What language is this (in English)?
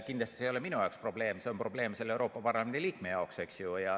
Estonian